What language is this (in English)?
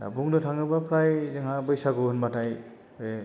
Bodo